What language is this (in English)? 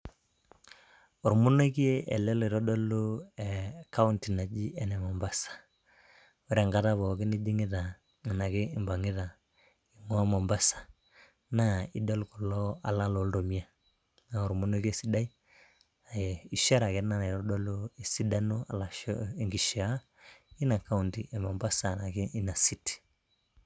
Masai